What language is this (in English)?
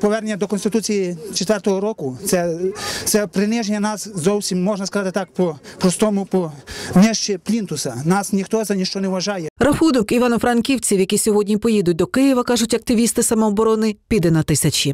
Ukrainian